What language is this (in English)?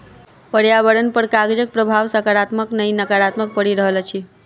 Maithili